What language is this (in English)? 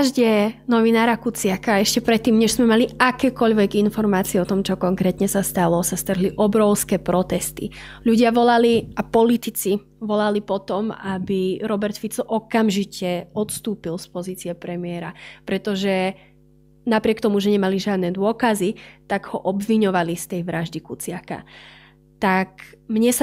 Slovak